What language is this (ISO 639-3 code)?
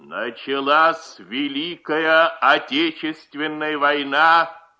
rus